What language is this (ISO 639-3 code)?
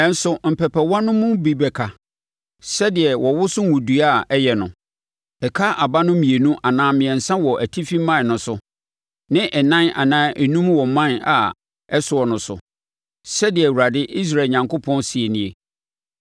aka